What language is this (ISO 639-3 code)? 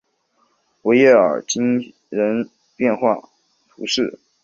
zho